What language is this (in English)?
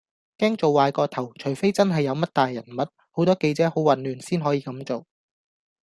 Cantonese